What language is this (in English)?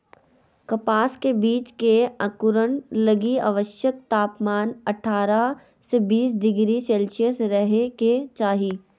Magahi